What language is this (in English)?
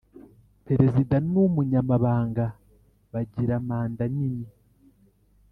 Kinyarwanda